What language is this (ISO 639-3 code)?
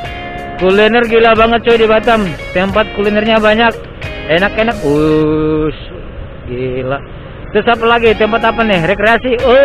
ind